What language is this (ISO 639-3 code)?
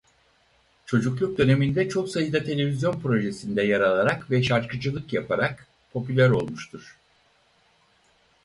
tur